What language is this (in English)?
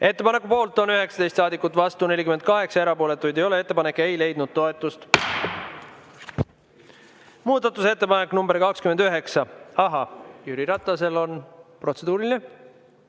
Estonian